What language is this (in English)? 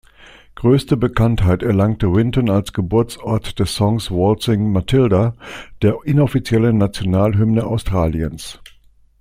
German